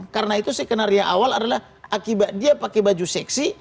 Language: Indonesian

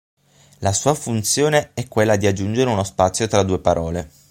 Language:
Italian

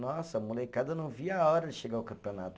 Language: Portuguese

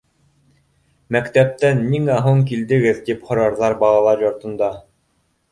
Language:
Bashkir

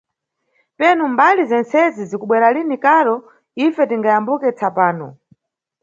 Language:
Nyungwe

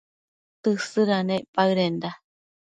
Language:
Matsés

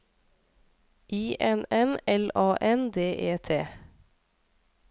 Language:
Norwegian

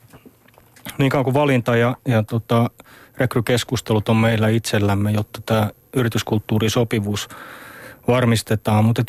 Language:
Finnish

